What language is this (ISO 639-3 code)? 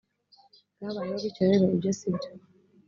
kin